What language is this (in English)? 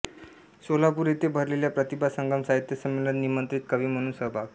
Marathi